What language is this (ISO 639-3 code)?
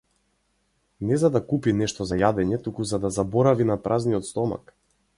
mkd